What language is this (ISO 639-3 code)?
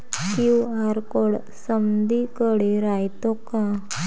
mar